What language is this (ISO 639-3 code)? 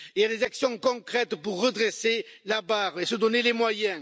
fra